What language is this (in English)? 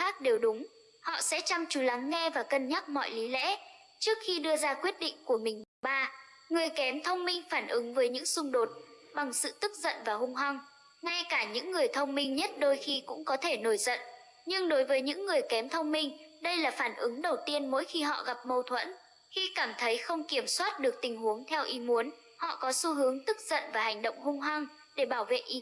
Vietnamese